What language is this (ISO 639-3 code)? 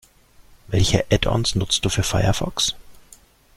deu